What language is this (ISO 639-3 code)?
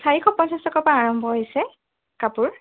asm